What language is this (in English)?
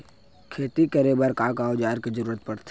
Chhattisgarhi